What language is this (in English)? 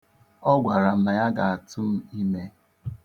Igbo